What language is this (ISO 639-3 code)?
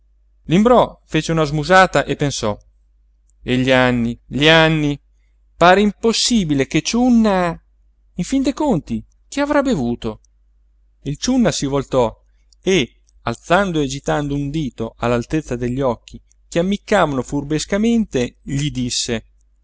ita